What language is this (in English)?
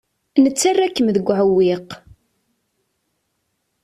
Kabyle